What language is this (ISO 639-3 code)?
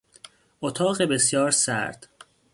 fas